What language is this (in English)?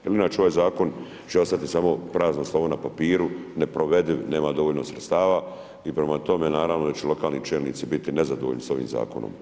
Croatian